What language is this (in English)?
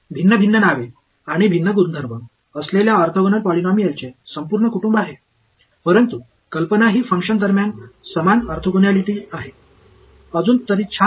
Marathi